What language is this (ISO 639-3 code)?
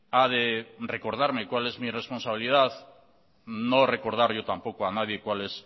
spa